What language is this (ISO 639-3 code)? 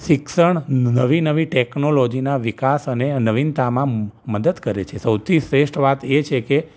guj